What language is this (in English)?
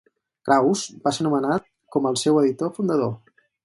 Catalan